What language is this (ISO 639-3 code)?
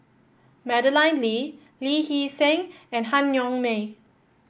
eng